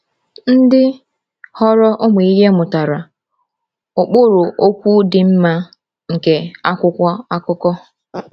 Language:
Igbo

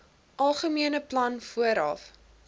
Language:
Afrikaans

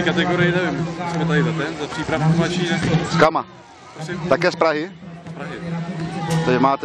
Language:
Czech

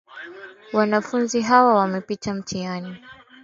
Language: Swahili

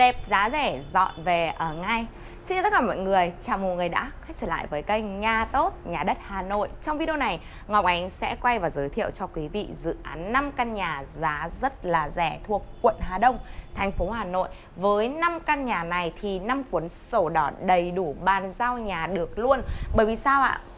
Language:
Vietnamese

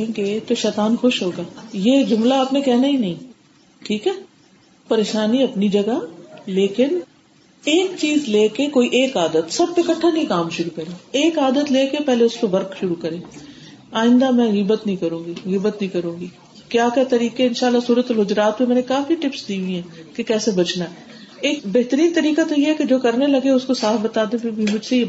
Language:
Urdu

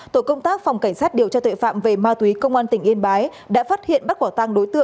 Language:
Vietnamese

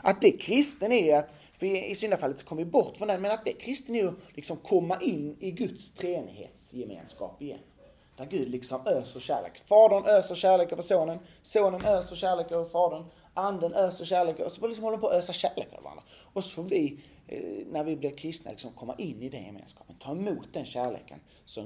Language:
Swedish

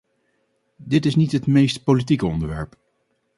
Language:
Dutch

